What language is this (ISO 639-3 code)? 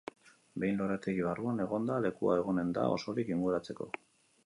eus